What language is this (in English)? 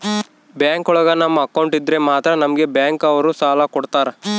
Kannada